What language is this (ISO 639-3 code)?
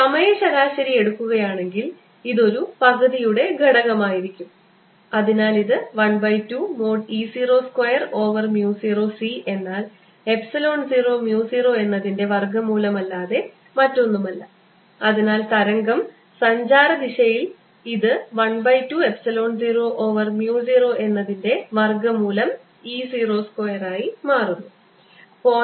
mal